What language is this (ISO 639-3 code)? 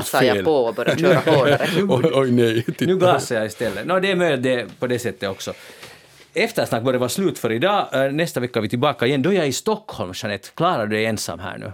swe